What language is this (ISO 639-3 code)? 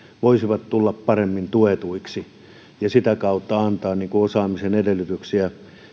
fin